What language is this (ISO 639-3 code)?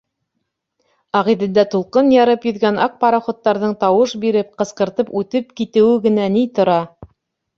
bak